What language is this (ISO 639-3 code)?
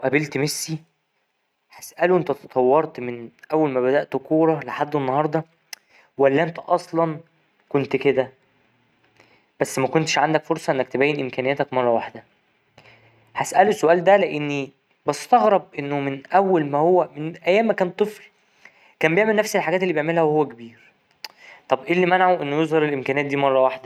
arz